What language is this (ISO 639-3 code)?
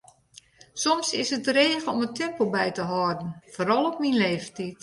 fry